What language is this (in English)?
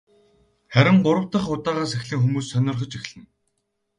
Mongolian